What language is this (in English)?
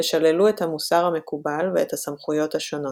Hebrew